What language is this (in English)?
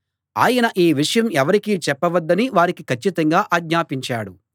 Telugu